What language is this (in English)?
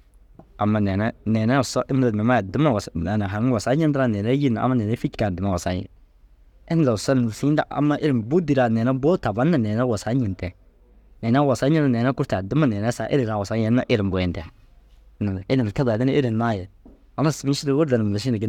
Dazaga